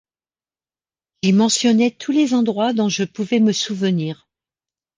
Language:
French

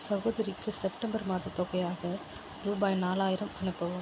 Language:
Tamil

